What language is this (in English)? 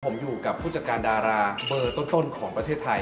Thai